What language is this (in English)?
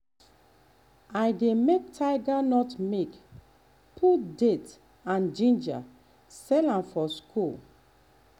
Nigerian Pidgin